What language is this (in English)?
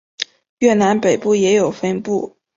Chinese